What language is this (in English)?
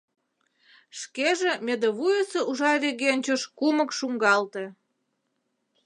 Mari